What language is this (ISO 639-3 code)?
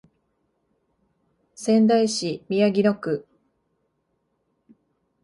jpn